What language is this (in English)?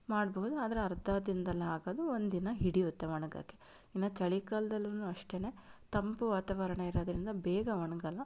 Kannada